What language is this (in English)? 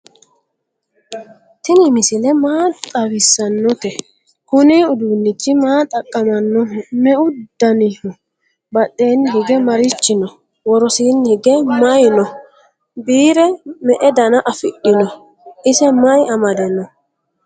Sidamo